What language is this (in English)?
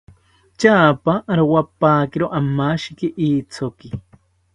South Ucayali Ashéninka